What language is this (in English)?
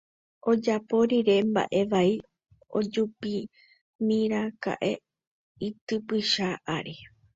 Guarani